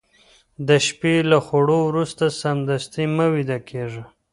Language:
Pashto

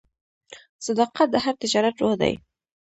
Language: Pashto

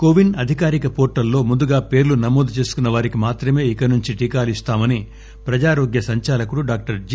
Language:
Telugu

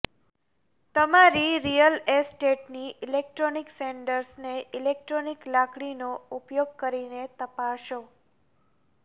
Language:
Gujarati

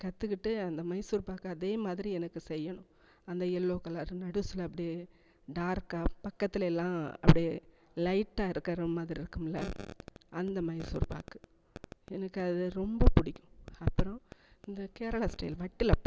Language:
Tamil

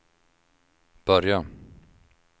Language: Swedish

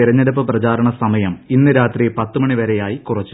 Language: Malayalam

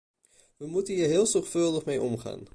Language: Dutch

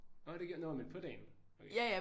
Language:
Danish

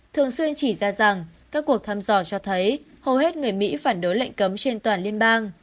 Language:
Vietnamese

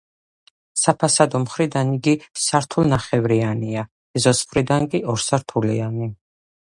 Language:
Georgian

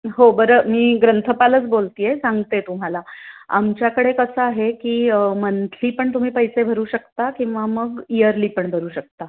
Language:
Marathi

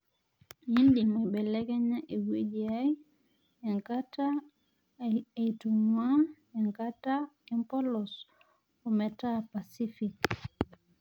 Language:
Masai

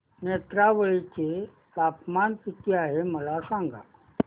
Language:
Marathi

